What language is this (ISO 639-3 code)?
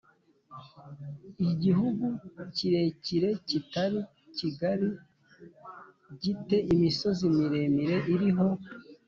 kin